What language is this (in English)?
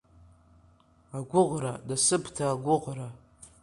Abkhazian